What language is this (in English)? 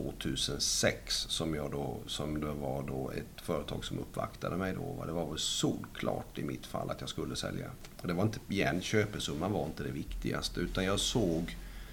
Swedish